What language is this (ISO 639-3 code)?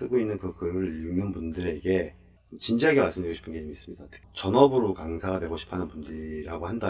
kor